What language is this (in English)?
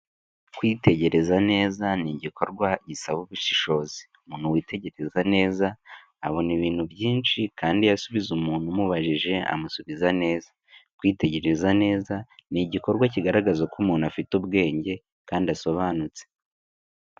Kinyarwanda